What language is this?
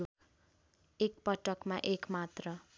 Nepali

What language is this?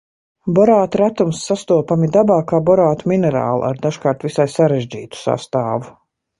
Latvian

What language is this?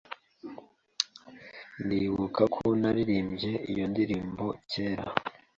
Kinyarwanda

